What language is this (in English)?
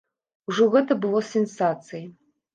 Belarusian